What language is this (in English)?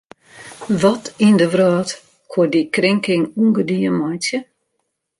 Western Frisian